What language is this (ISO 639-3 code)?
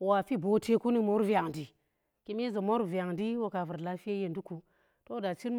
ttr